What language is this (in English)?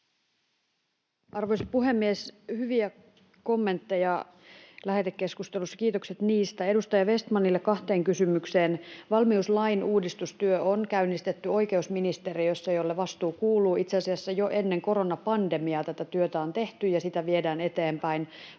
Finnish